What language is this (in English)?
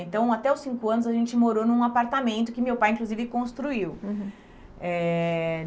Portuguese